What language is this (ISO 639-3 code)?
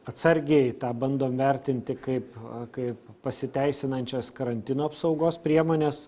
lit